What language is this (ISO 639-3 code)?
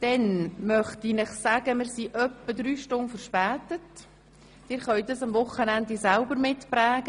gsw